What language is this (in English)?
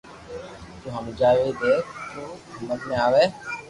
Loarki